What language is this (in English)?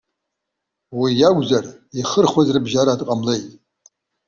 Abkhazian